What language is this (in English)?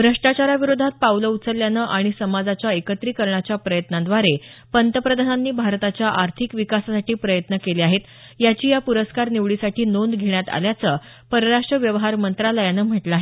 Marathi